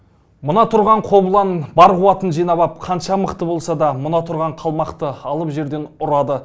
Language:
Kazakh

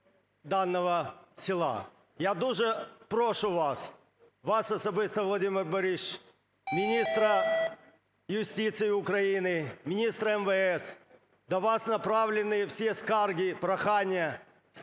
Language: Ukrainian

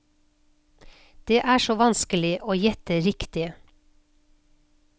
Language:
Norwegian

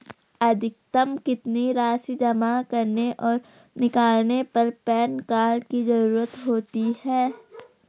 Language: Hindi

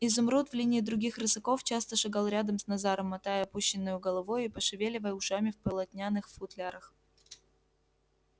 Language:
Russian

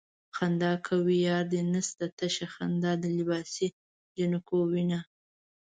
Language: Pashto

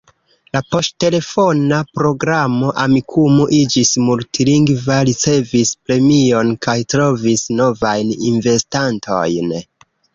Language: Esperanto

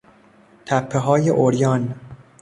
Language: Persian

